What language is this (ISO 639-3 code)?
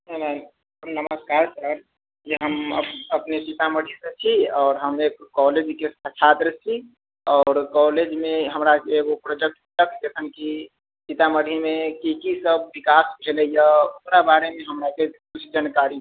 mai